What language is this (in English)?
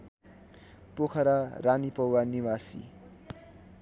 Nepali